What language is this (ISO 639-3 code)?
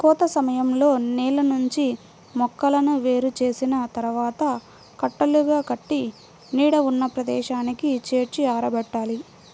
tel